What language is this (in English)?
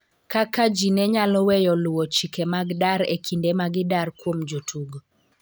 Luo (Kenya and Tanzania)